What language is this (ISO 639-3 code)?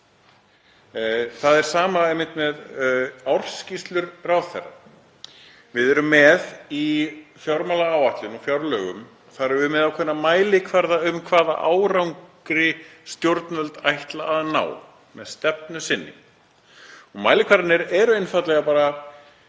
isl